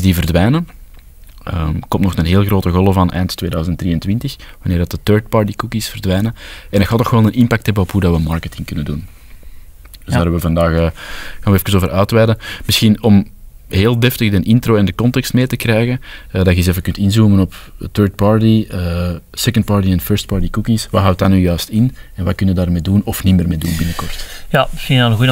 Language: Dutch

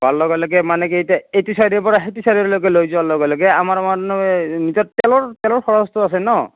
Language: Assamese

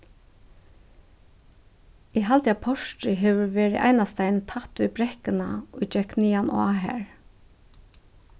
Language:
Faroese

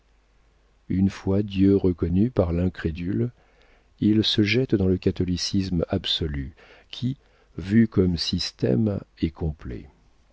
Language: French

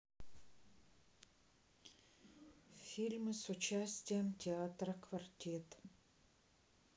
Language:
Russian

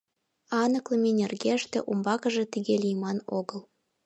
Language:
Mari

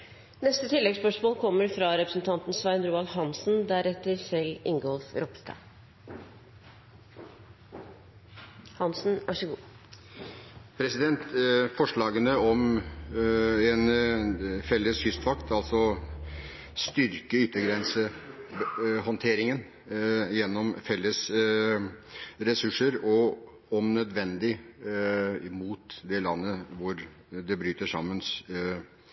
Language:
Norwegian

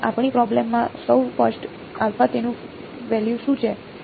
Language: Gujarati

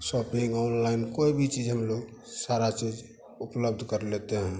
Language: Hindi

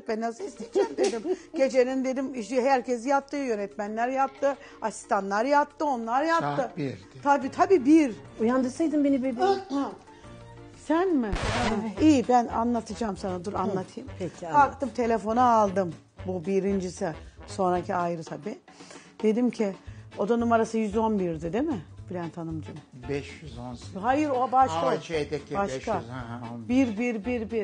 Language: Turkish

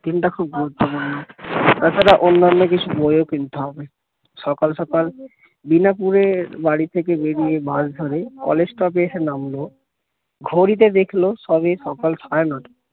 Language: Bangla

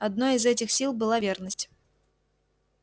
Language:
Russian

